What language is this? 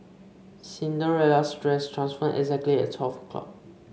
English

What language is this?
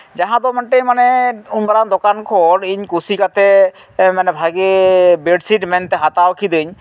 Santali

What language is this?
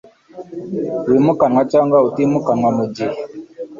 Kinyarwanda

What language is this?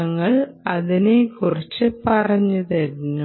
Malayalam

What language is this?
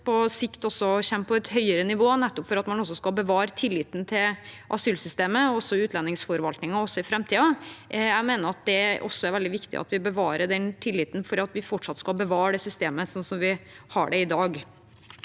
Norwegian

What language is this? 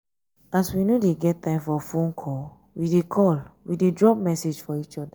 Nigerian Pidgin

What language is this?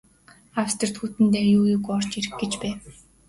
Mongolian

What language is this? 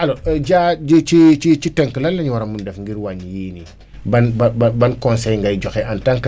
Wolof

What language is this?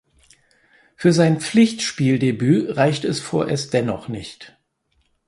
German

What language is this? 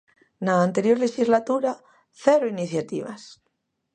Galician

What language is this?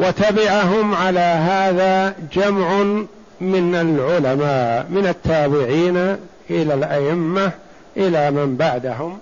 Arabic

